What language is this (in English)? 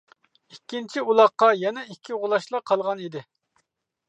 Uyghur